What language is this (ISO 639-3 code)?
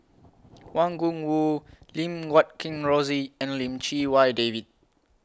eng